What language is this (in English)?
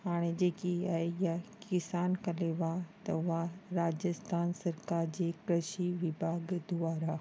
Sindhi